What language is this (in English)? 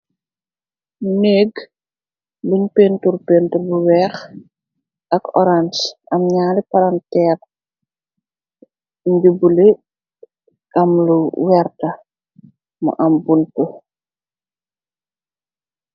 Wolof